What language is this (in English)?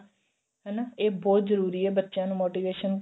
Punjabi